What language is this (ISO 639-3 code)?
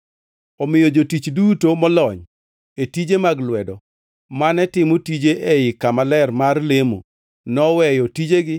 luo